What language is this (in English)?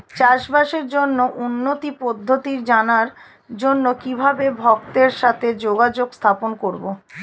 Bangla